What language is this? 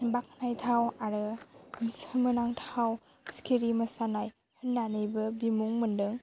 Bodo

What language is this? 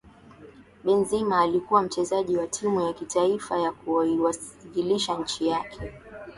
Swahili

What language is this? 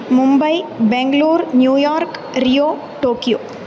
Sanskrit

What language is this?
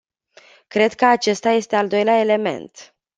Romanian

